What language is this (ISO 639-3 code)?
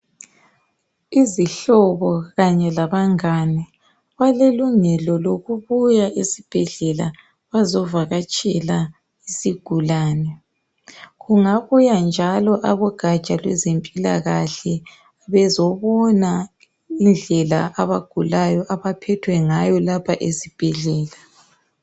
nde